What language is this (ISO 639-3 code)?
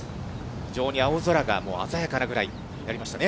jpn